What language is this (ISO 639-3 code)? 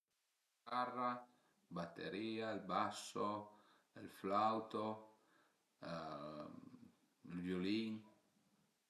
pms